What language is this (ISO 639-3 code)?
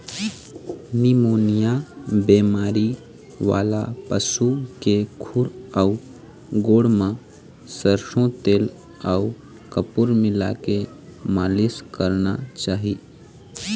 hne